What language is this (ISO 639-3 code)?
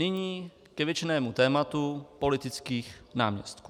ces